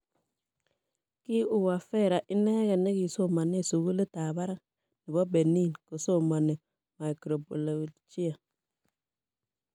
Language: Kalenjin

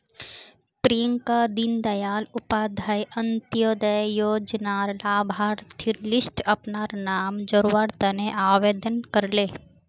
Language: Magahi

